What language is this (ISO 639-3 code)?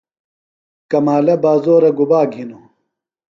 phl